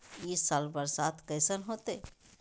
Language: Magahi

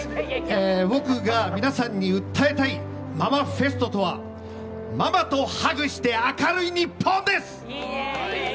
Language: Japanese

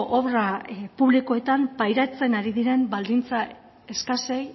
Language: Basque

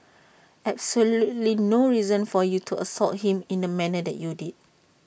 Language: English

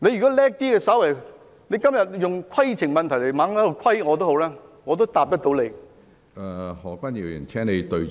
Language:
Cantonese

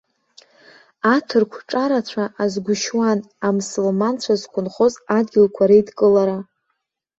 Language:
Abkhazian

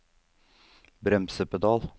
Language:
Norwegian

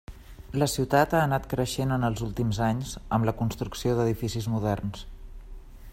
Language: Catalan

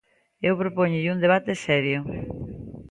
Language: Galician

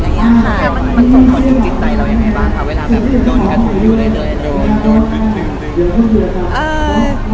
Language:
Thai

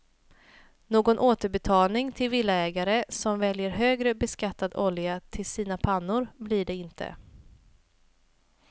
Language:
Swedish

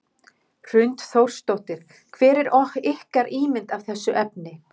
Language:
Icelandic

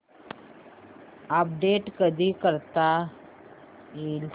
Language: Marathi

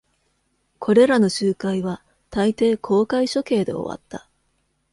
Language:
Japanese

